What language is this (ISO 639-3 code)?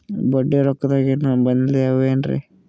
kan